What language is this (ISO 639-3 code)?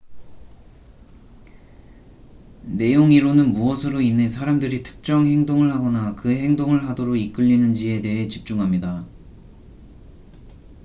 kor